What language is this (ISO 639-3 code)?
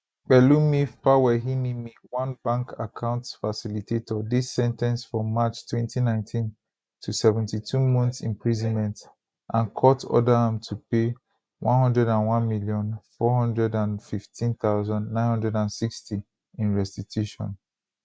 pcm